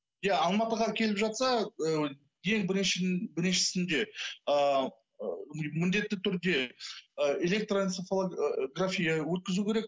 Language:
Kazakh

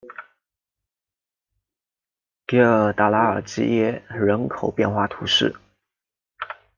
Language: Chinese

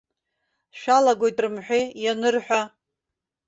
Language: Abkhazian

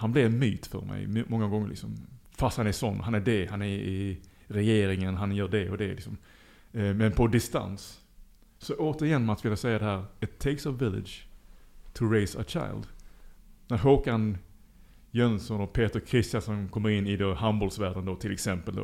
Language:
Swedish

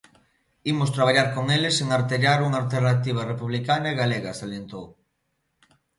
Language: Galician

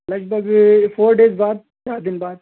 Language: Urdu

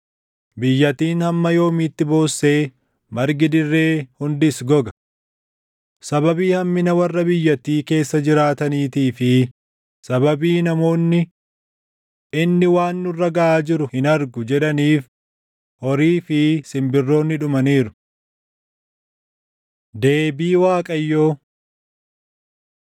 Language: Oromo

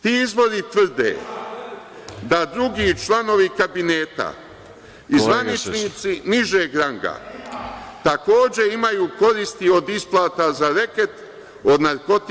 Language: Serbian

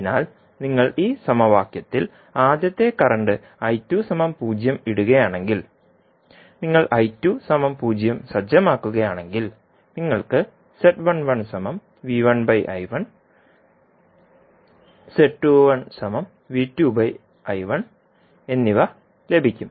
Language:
Malayalam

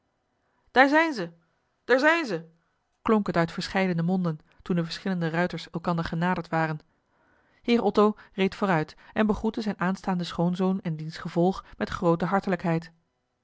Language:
Dutch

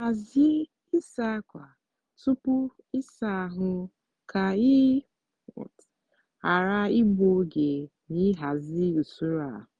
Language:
Igbo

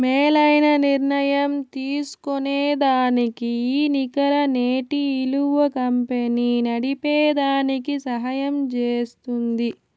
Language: Telugu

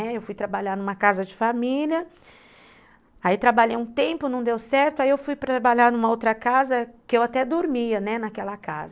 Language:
Portuguese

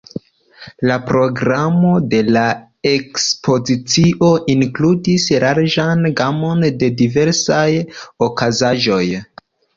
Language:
Esperanto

